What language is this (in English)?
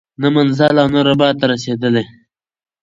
Pashto